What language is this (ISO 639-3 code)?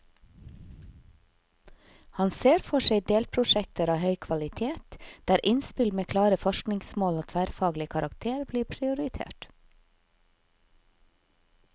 nor